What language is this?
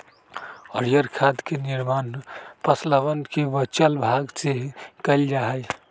Magahi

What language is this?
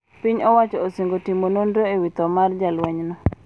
Luo (Kenya and Tanzania)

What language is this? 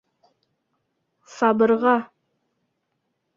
Bashkir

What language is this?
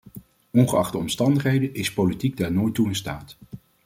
Dutch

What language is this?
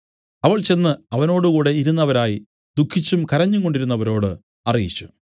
Malayalam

